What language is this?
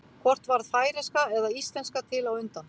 Icelandic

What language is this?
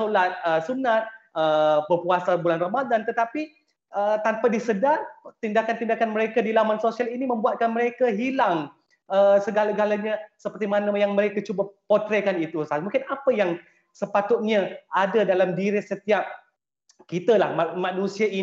Malay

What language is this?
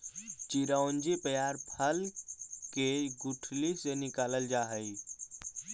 Magahi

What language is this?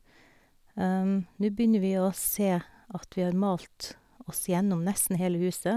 Norwegian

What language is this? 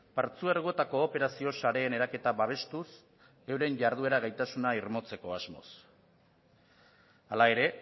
Basque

